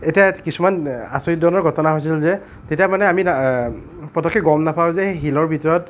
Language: Assamese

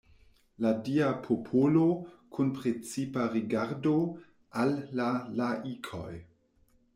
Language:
Esperanto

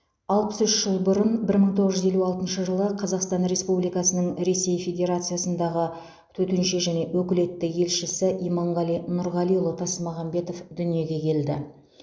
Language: Kazakh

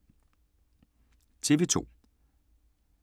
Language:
Danish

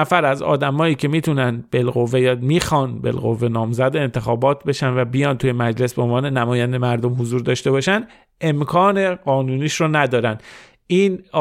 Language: Persian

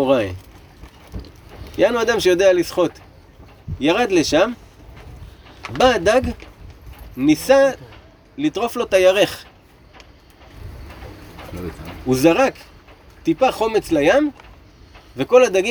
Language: Hebrew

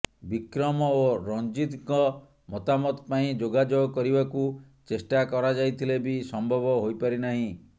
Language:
Odia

